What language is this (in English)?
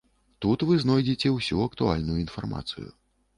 Belarusian